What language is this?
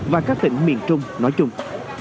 Vietnamese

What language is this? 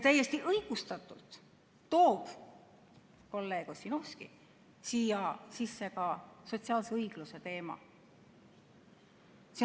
Estonian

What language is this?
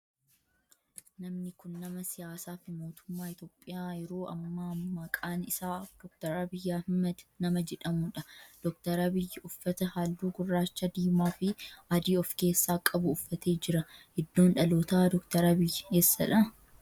Oromo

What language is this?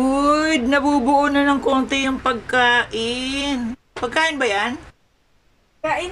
Filipino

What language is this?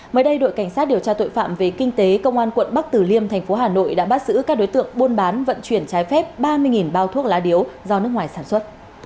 Vietnamese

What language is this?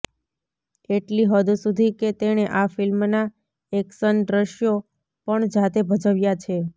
Gujarati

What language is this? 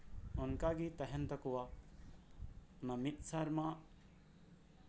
Santali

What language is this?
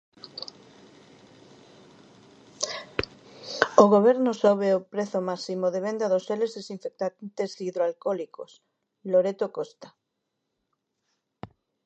Galician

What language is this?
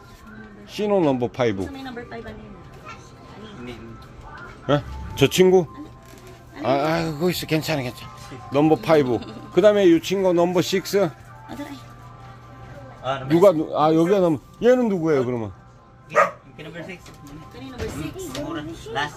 Korean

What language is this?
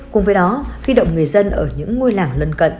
Vietnamese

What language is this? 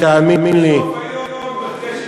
Hebrew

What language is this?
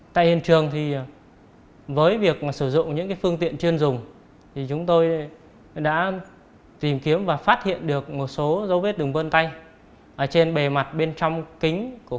Vietnamese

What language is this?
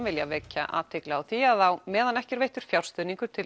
Icelandic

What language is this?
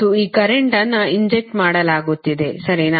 Kannada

